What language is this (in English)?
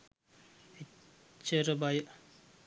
Sinhala